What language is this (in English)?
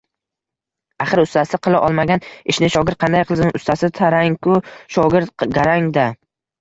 Uzbek